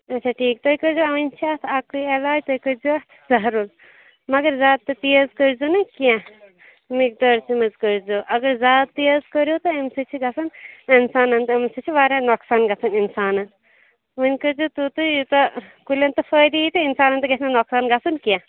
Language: Kashmiri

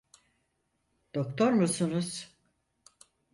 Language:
Turkish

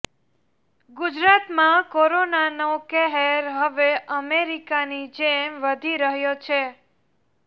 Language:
Gujarati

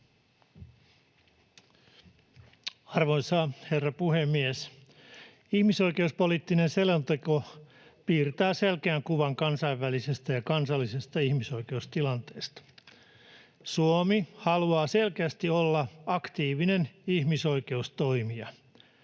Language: Finnish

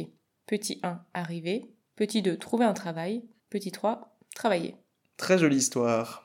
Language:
French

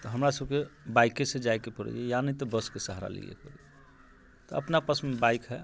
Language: Maithili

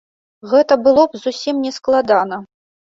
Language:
Belarusian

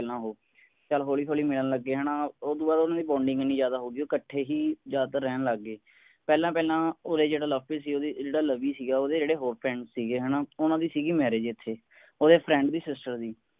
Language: Punjabi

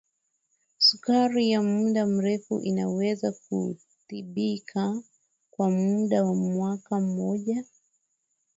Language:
Swahili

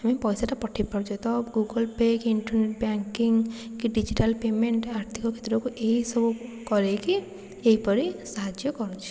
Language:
Odia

